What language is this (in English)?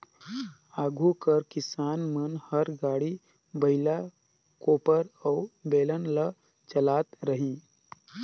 Chhattisgarhi